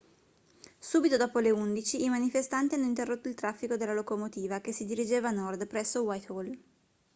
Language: Italian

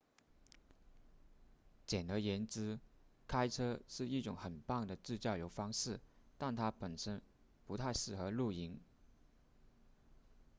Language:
Chinese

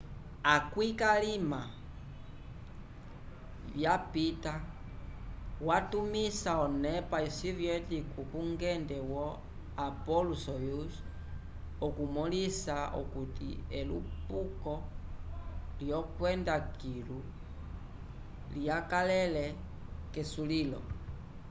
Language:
Umbundu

